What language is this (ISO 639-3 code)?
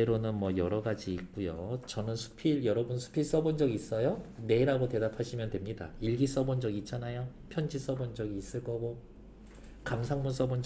kor